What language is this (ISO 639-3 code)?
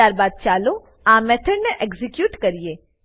guj